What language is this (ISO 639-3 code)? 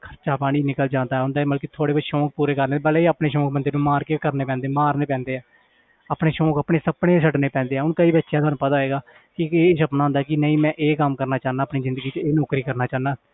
pan